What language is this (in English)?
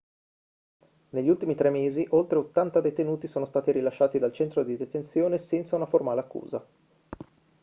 Italian